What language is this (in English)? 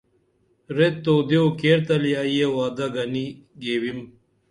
Dameli